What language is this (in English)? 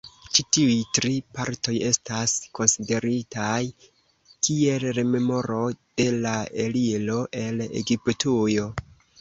Esperanto